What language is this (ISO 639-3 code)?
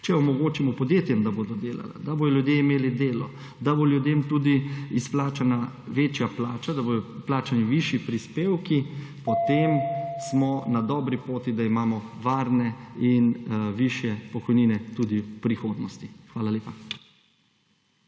slv